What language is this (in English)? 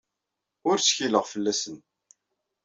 Kabyle